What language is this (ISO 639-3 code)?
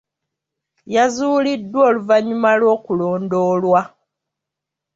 lug